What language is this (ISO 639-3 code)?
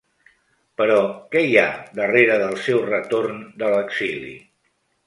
cat